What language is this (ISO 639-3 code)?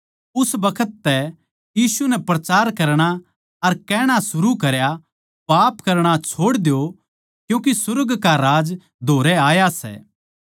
bgc